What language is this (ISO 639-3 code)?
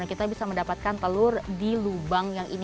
ind